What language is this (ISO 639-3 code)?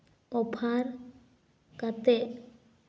sat